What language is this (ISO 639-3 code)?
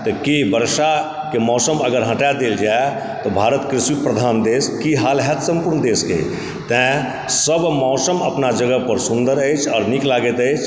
mai